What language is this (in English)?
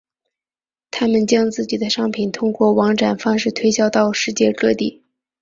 Chinese